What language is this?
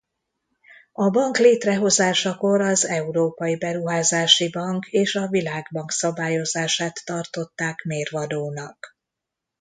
Hungarian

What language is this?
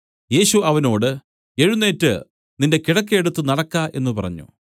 Malayalam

